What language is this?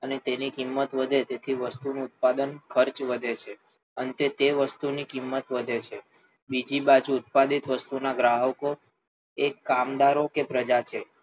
Gujarati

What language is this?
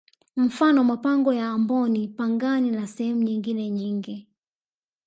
Swahili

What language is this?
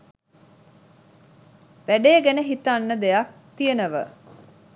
Sinhala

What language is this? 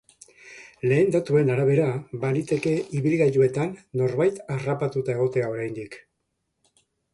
Basque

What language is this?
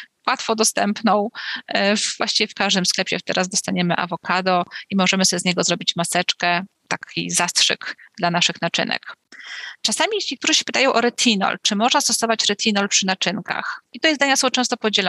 Polish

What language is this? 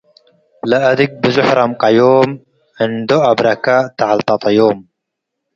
Tigre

